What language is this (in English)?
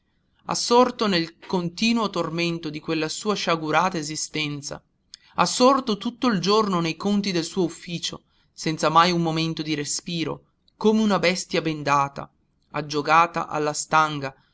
Italian